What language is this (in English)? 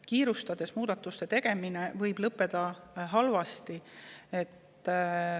Estonian